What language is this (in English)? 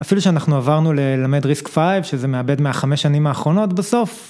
Hebrew